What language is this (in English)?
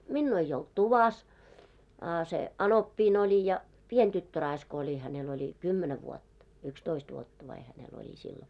Finnish